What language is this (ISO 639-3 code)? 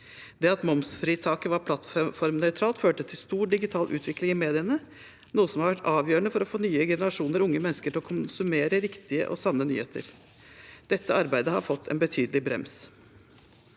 nor